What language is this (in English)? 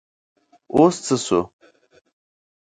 Pashto